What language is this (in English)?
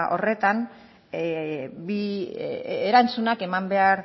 Basque